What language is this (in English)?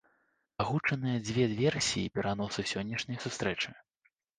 Belarusian